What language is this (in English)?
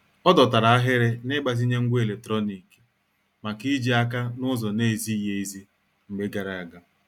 Igbo